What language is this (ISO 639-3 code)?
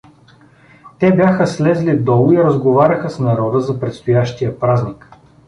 bul